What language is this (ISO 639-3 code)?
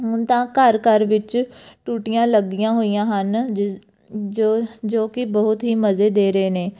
pan